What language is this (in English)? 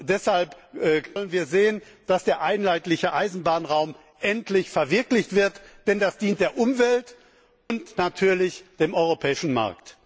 German